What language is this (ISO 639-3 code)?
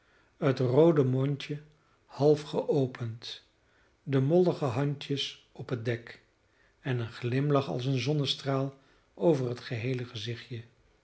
nld